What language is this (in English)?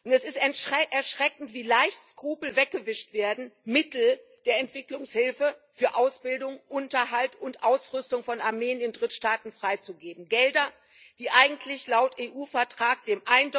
German